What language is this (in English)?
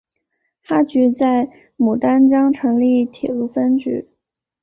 Chinese